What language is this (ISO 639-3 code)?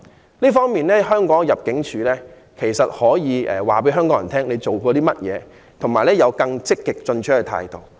yue